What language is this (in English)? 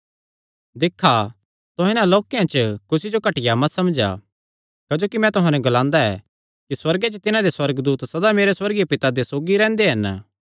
Kangri